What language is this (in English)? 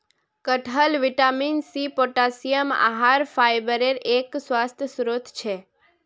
Magahi